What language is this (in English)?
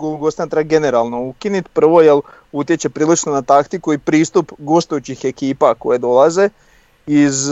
Croatian